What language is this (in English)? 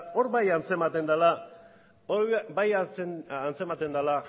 Basque